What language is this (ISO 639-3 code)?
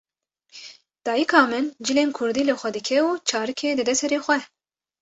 kur